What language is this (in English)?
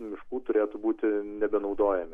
Lithuanian